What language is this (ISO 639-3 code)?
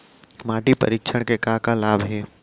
hne